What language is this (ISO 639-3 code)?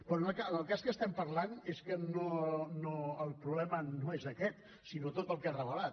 cat